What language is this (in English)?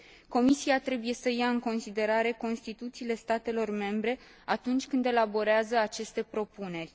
Romanian